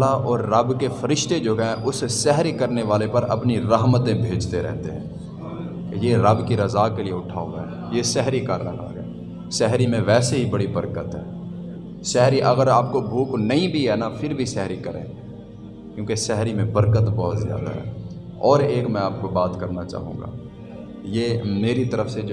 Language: Urdu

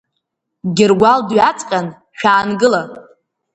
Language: Abkhazian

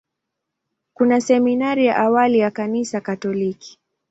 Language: Swahili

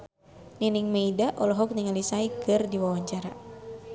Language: Sundanese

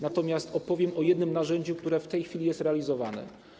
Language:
Polish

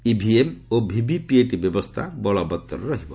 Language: Odia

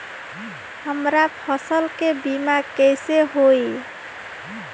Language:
Bhojpuri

